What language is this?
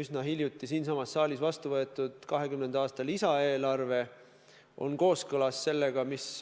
Estonian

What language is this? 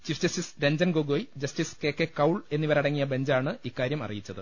Malayalam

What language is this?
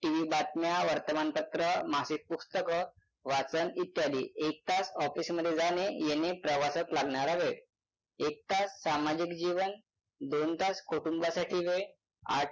Marathi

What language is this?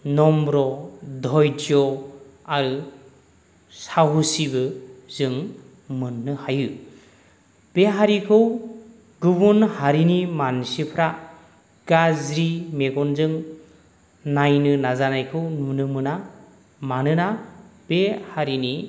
Bodo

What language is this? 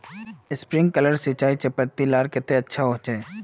Magahi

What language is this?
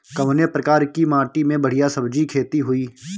Bhojpuri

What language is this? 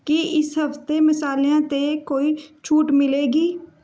Punjabi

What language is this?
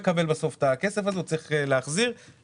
Hebrew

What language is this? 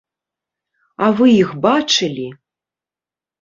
Belarusian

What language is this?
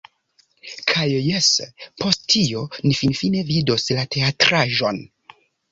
Esperanto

